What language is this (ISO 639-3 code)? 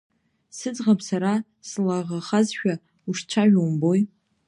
abk